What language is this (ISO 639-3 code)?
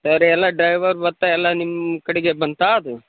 kan